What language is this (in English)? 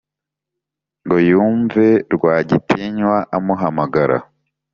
Kinyarwanda